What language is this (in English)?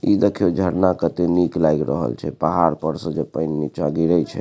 Maithili